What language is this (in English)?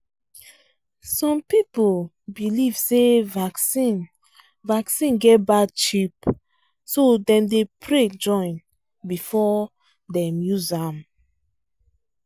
Nigerian Pidgin